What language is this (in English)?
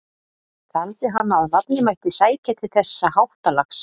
Icelandic